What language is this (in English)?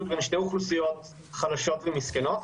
Hebrew